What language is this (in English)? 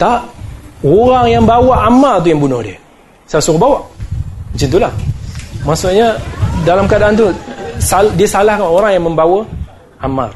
Malay